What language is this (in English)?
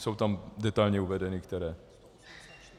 Czech